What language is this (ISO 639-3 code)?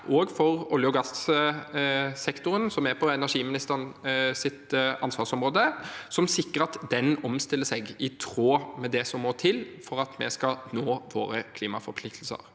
nor